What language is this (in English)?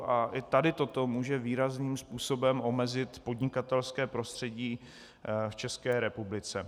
Czech